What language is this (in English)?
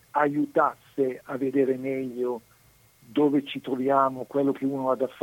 Italian